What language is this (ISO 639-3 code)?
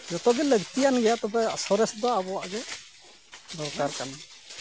sat